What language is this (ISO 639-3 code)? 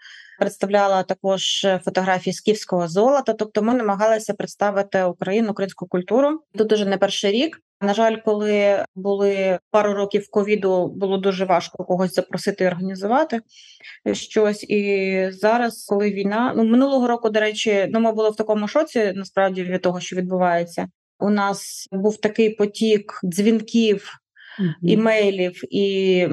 ukr